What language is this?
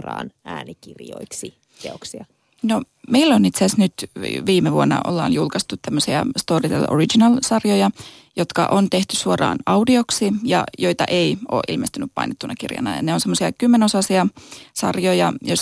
Finnish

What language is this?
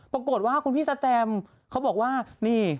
Thai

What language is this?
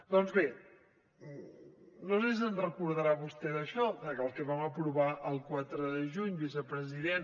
Catalan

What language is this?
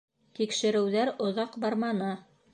Bashkir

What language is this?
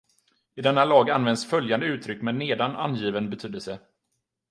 Swedish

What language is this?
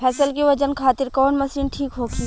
Bhojpuri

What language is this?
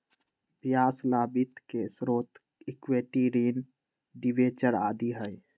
Magahi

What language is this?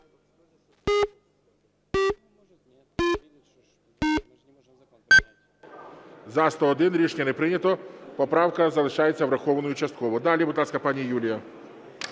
Ukrainian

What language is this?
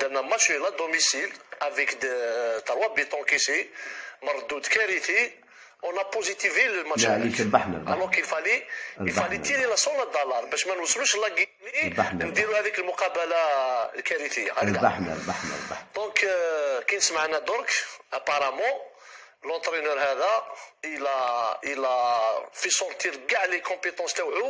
Arabic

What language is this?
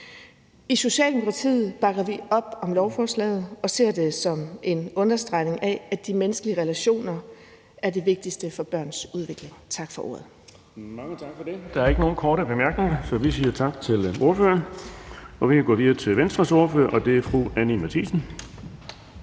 Danish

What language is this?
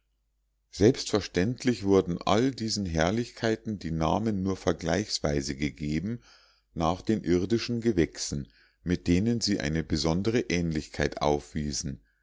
German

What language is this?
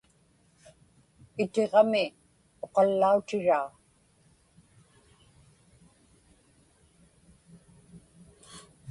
Inupiaq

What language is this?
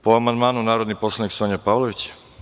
Serbian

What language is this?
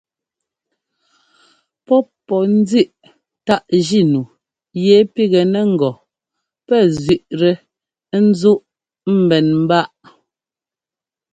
Ngomba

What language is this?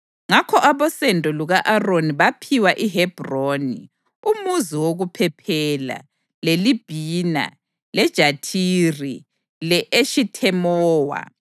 North Ndebele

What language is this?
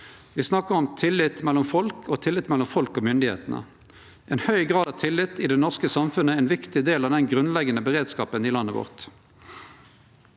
Norwegian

